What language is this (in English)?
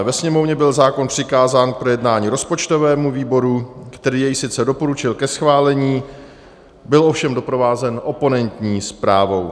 Czech